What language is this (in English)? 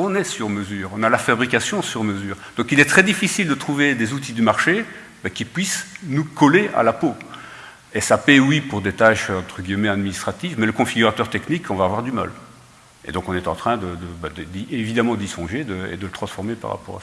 French